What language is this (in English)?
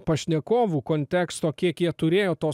Lithuanian